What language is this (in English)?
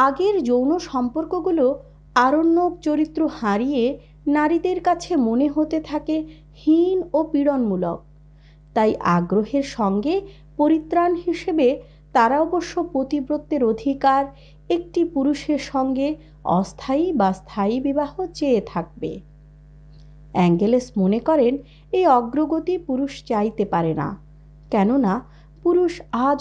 Bangla